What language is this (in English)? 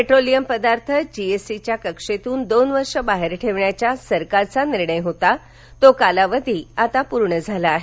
Marathi